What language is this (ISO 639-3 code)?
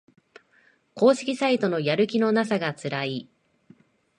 jpn